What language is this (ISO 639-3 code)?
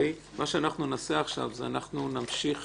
heb